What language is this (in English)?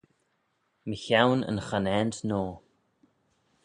Manx